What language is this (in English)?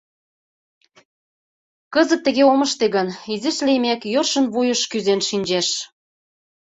Mari